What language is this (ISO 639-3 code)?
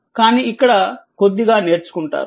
tel